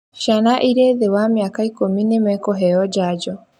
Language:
Kikuyu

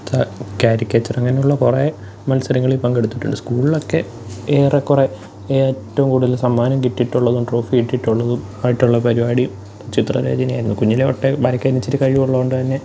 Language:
Malayalam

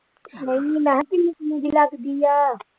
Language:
Punjabi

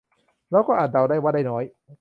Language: Thai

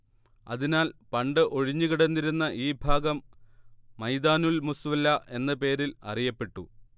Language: Malayalam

